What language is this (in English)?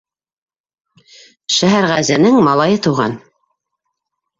Bashkir